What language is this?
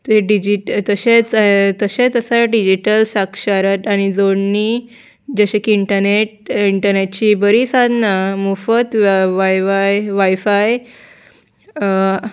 Konkani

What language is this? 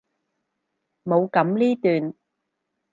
Cantonese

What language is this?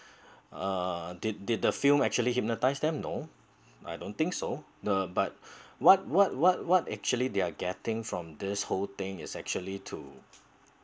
English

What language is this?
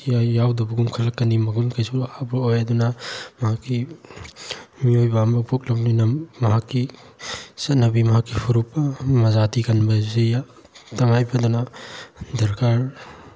Manipuri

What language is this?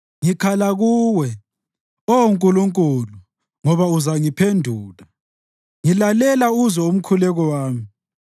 North Ndebele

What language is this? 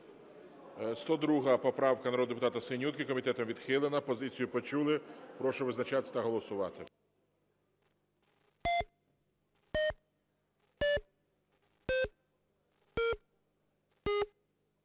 Ukrainian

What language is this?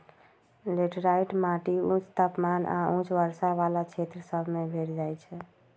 Magahi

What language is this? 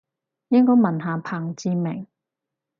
Cantonese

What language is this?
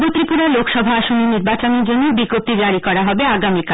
Bangla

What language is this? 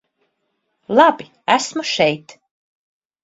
Latvian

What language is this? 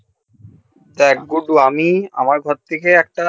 Bangla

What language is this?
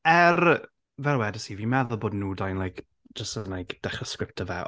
Welsh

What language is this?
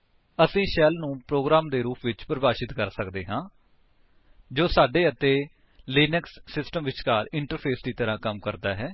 Punjabi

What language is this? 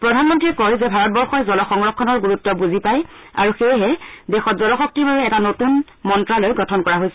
Assamese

